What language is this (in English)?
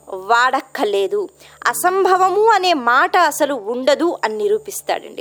Telugu